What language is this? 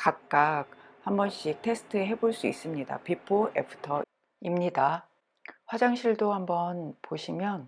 Korean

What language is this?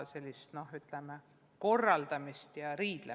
Estonian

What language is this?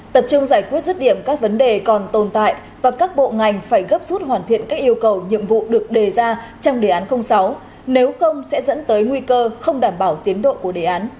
Vietnamese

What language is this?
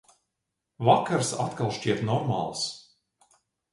Latvian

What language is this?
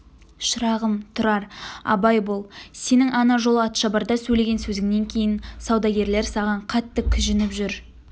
Kazakh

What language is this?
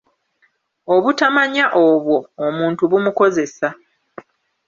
Ganda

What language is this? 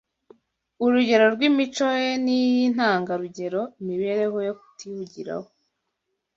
Kinyarwanda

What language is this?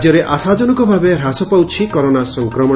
Odia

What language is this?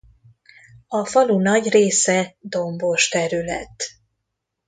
Hungarian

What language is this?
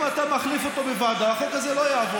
Hebrew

